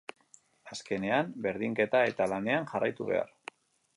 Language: Basque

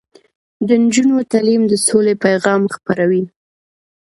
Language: Pashto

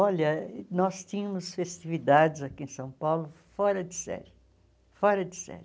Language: Portuguese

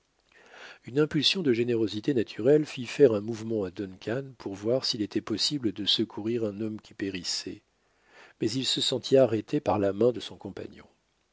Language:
French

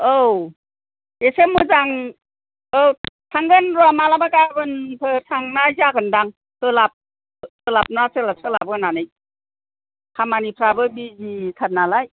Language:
Bodo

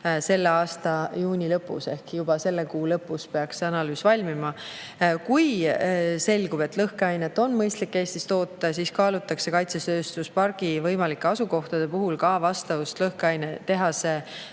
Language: Estonian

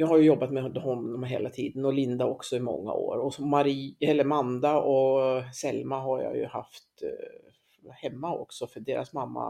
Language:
Swedish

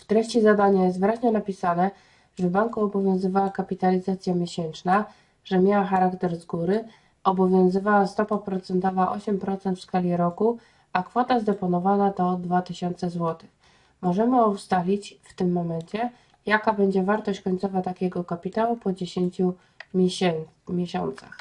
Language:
Polish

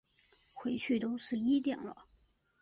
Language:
Chinese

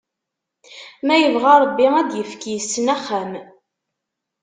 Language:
Kabyle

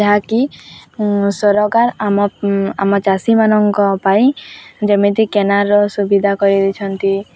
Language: Odia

